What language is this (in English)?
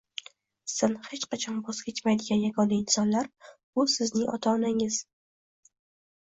Uzbek